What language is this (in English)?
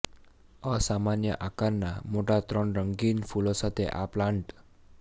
Gujarati